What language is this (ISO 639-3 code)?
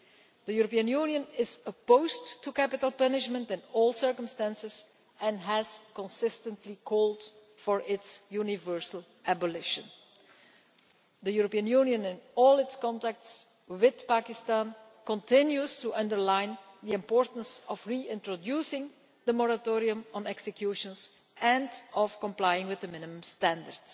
eng